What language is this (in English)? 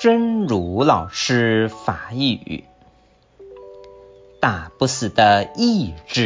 Chinese